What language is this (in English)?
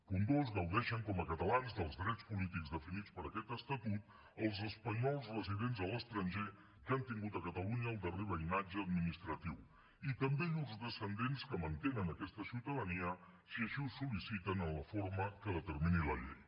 Catalan